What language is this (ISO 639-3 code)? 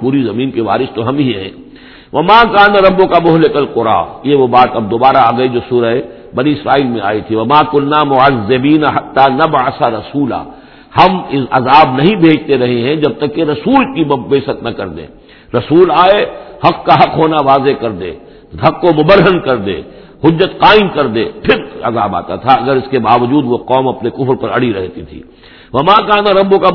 urd